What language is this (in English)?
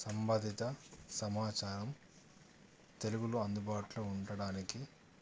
Telugu